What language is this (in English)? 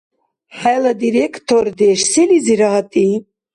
Dargwa